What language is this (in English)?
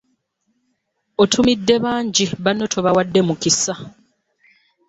Ganda